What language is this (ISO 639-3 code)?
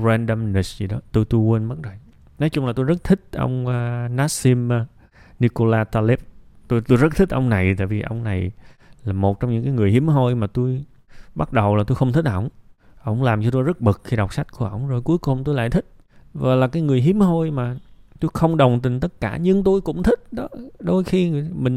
vie